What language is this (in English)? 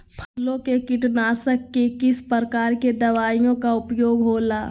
Magahi